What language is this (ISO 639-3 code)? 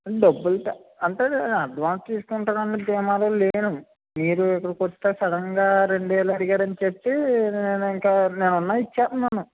tel